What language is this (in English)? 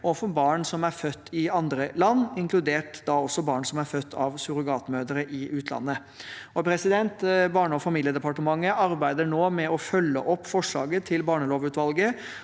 Norwegian